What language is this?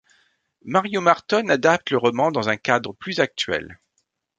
French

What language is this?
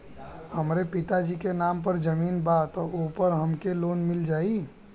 Bhojpuri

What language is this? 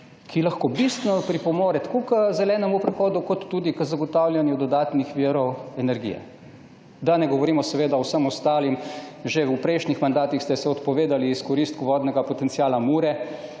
Slovenian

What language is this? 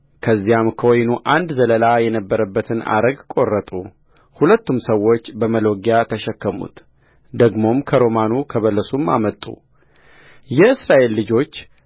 Amharic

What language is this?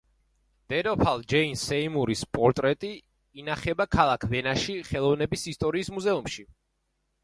Georgian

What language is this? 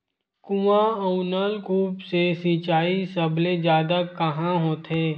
Chhattisgarhi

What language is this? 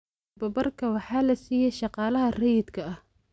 Somali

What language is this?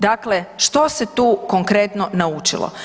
Croatian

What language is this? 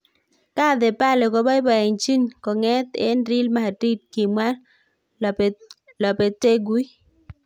Kalenjin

